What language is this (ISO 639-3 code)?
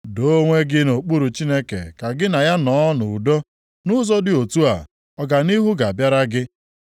ibo